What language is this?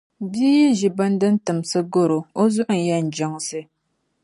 Dagbani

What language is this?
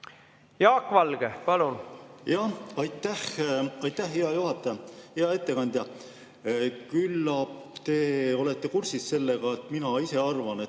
Estonian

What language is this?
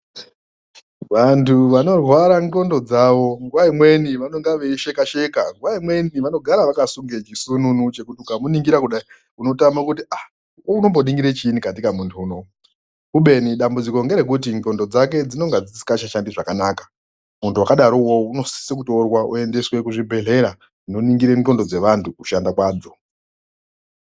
Ndau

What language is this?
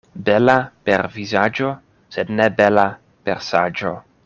Esperanto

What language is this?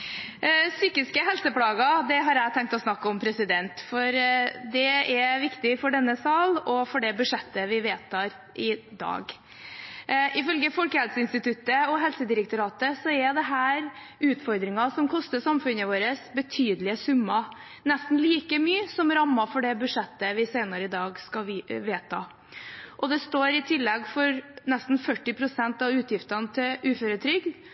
Norwegian Bokmål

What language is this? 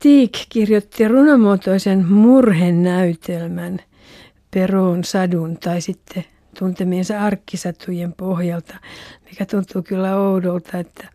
Finnish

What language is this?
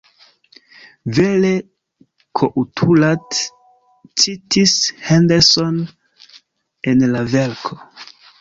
Esperanto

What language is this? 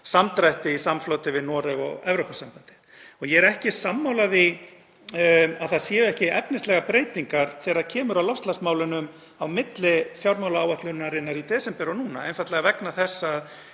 Icelandic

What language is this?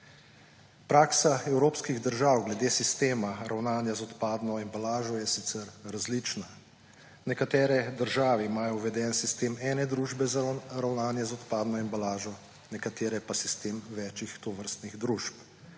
Slovenian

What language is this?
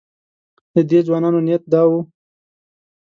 Pashto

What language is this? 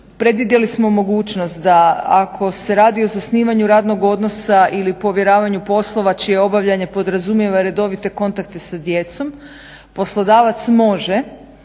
Croatian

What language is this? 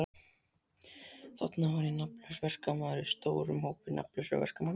Icelandic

